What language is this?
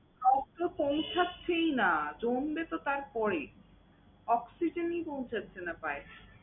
Bangla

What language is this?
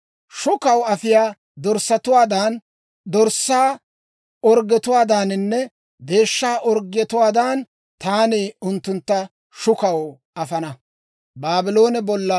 Dawro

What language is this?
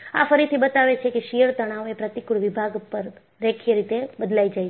Gujarati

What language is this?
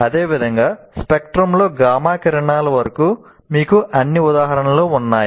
Telugu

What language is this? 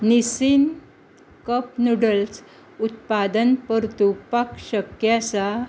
Konkani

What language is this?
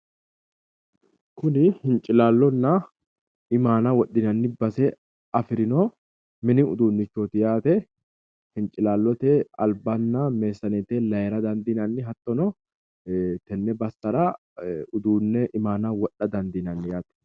Sidamo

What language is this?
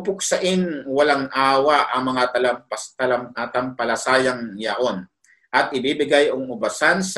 Filipino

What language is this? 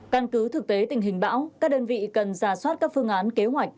Vietnamese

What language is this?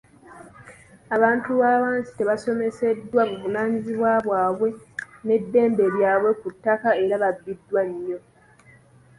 Ganda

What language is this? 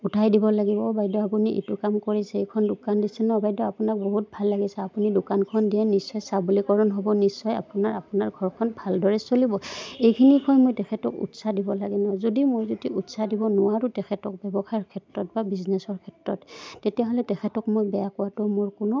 Assamese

